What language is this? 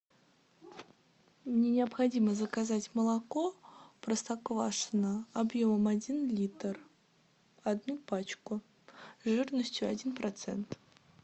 Russian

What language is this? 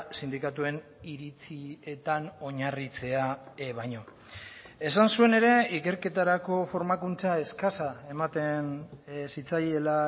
Basque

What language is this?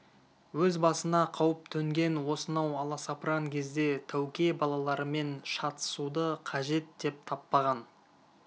Kazakh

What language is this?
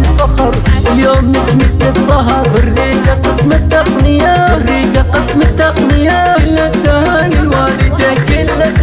Arabic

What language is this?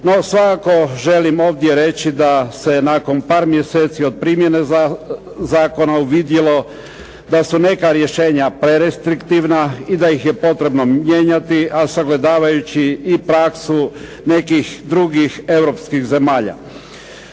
Croatian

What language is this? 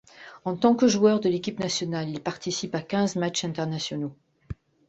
French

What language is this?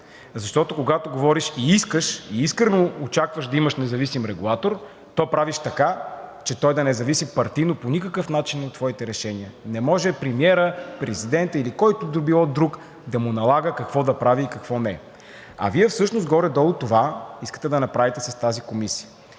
Bulgarian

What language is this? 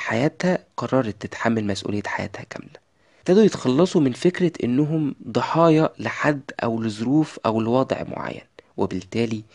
Arabic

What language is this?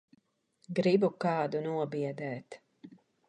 Latvian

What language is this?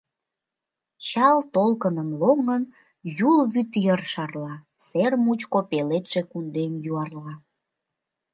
Mari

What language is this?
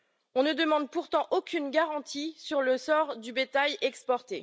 French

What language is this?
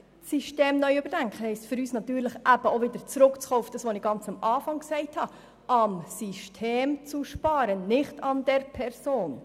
Swiss German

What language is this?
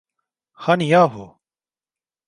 Turkish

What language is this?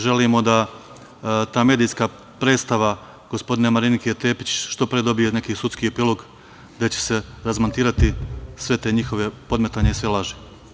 Serbian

